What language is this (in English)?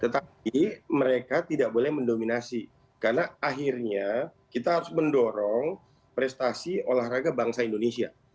Indonesian